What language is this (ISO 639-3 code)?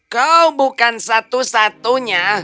ind